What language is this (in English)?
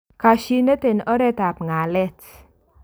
Kalenjin